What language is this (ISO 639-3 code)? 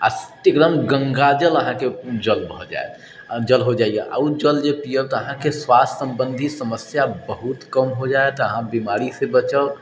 mai